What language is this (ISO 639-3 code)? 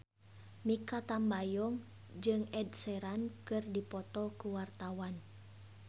sun